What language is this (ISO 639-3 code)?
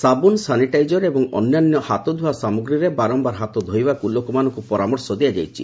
ori